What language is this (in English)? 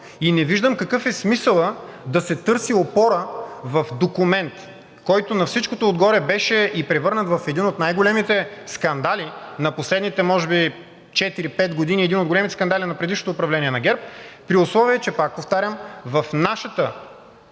Bulgarian